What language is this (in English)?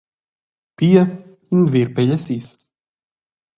Romansh